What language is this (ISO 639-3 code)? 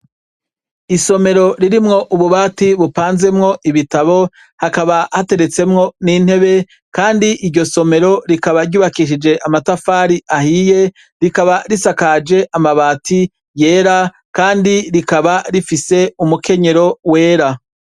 run